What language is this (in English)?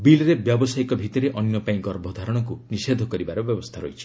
Odia